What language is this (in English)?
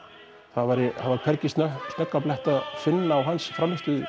Icelandic